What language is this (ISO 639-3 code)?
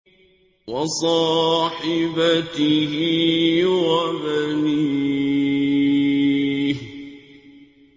ara